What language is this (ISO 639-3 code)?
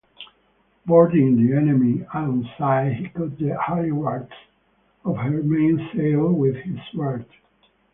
eng